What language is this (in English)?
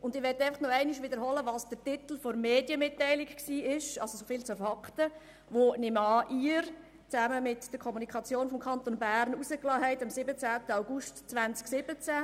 Swiss German